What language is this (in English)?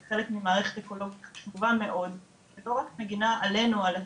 Hebrew